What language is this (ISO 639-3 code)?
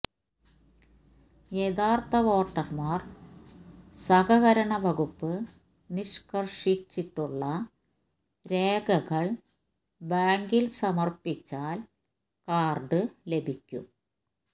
mal